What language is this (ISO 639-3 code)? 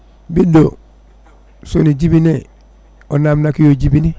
ful